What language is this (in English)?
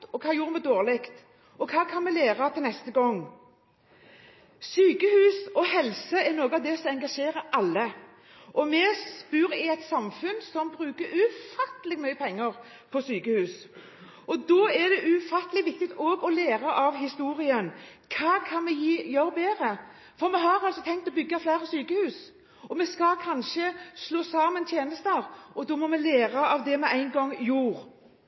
Norwegian Bokmål